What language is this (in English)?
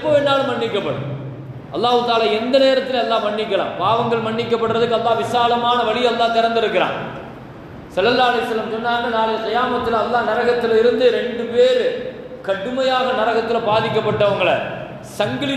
Tamil